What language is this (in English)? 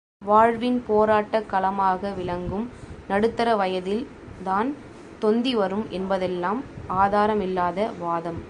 Tamil